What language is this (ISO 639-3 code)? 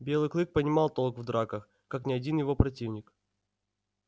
rus